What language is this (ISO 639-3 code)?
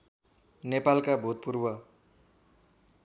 nep